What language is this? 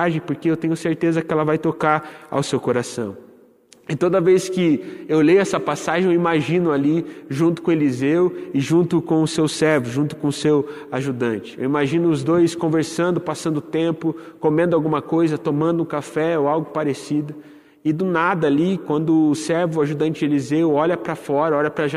Portuguese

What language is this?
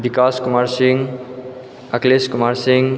Maithili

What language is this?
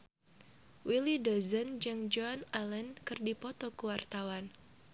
Sundanese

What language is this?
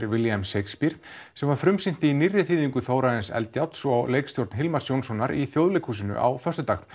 Icelandic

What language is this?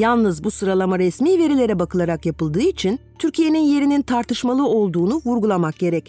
Turkish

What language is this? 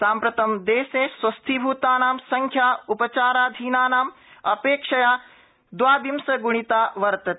Sanskrit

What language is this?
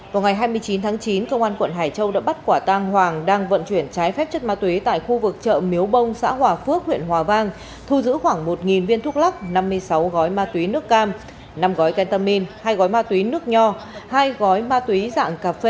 Vietnamese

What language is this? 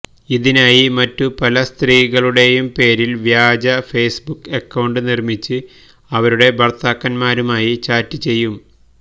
Malayalam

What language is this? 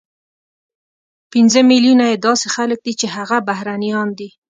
Pashto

